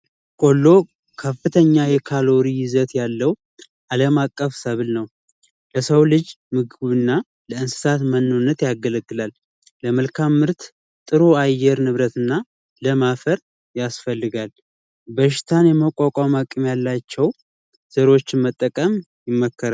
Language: Amharic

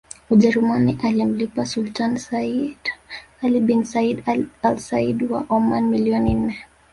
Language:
Swahili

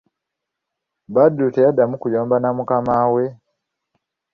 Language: Ganda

